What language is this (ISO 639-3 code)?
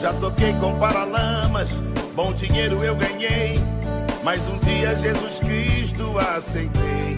por